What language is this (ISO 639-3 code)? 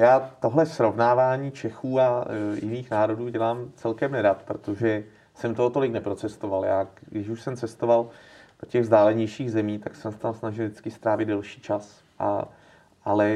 ces